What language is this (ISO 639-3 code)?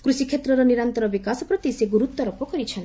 ori